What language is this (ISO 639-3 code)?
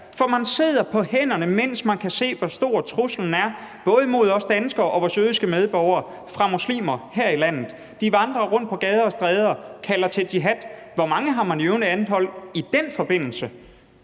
dan